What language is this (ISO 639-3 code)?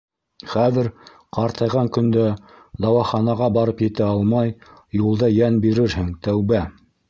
bak